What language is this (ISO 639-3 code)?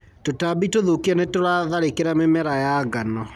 kik